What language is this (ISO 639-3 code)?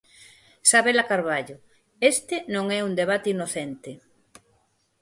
glg